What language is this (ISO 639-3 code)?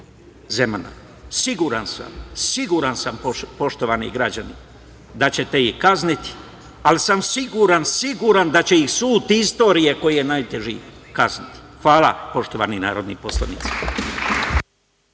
srp